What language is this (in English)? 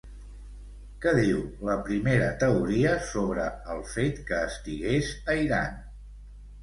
Catalan